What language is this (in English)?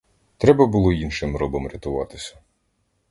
Ukrainian